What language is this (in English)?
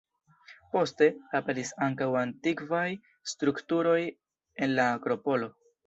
Esperanto